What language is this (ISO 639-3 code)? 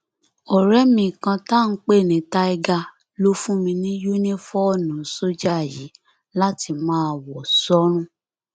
yor